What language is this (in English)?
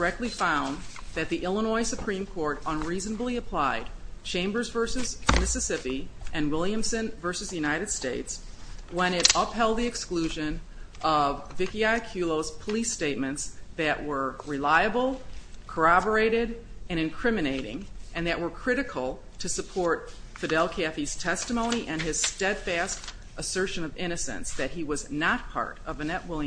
English